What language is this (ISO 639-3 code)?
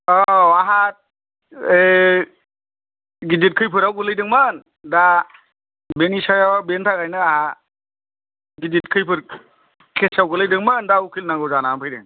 brx